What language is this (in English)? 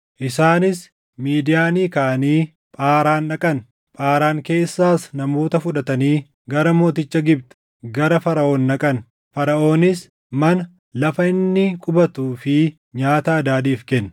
Oromo